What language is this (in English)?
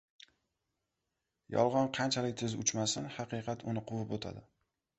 Uzbek